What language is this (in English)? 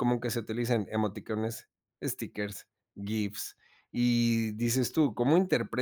Spanish